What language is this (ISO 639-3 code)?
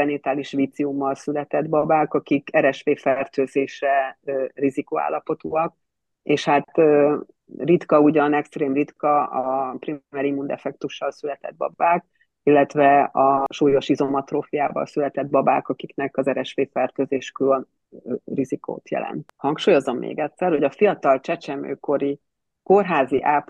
hun